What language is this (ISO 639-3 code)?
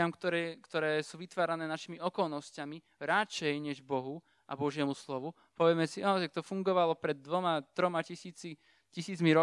slk